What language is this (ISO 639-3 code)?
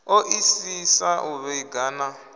ven